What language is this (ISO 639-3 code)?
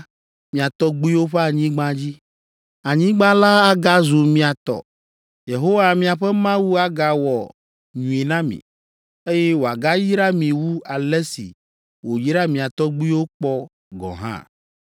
ewe